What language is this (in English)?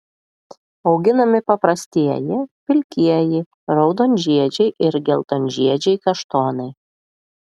Lithuanian